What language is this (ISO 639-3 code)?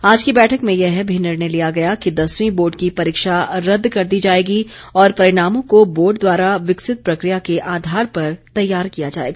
hin